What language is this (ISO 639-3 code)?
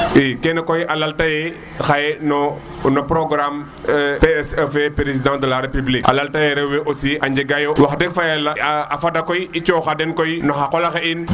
srr